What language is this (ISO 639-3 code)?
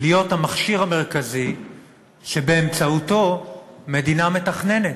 heb